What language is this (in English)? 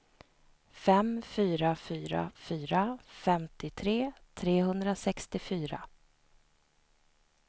Swedish